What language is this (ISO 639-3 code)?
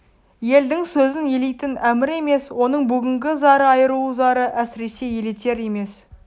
kaz